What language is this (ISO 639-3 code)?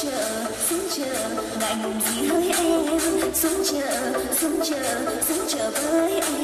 vie